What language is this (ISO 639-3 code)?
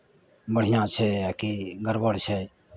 mai